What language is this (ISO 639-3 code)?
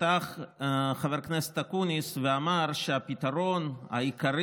heb